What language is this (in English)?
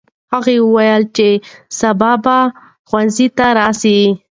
Pashto